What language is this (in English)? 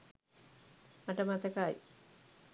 Sinhala